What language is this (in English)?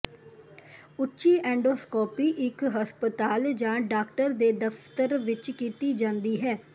Punjabi